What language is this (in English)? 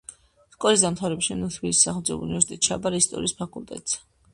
Georgian